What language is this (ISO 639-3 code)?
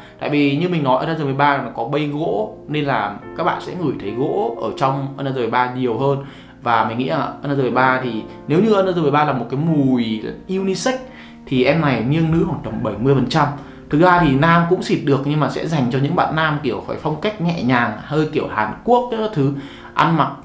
vie